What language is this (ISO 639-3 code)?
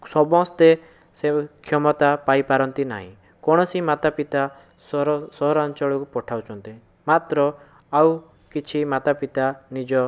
ori